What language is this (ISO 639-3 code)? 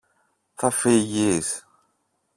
ell